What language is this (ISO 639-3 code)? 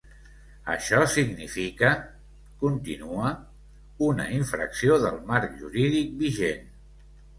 cat